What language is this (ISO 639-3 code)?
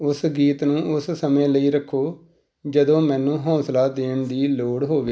pan